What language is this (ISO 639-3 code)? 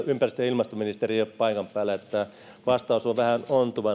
fin